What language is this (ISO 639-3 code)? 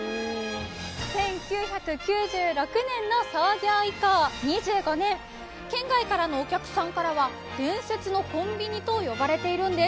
jpn